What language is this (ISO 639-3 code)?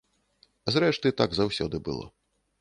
bel